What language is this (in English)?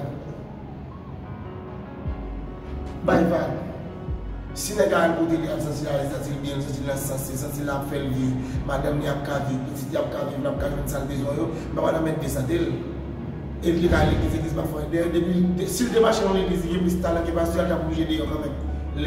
French